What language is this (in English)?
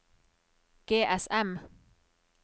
Norwegian